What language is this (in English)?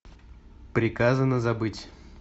Russian